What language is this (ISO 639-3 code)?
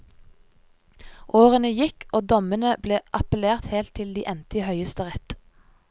nor